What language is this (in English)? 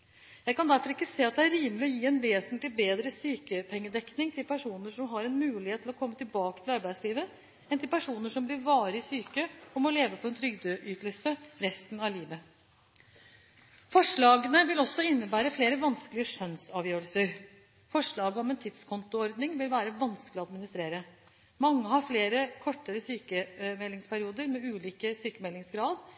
Norwegian Bokmål